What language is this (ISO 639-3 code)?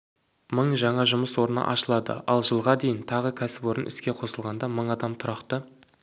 kaz